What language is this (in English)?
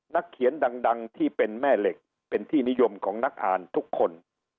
Thai